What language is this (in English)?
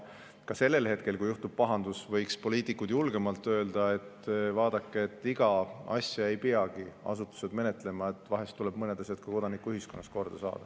Estonian